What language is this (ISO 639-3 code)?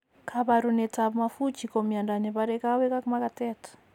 kln